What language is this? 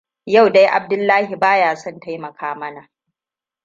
Hausa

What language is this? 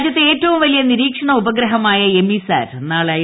Malayalam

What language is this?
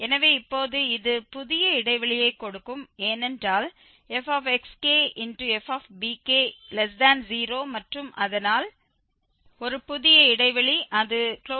Tamil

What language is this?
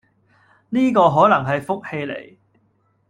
Cantonese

